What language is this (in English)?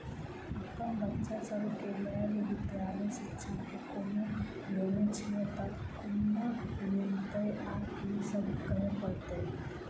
Maithili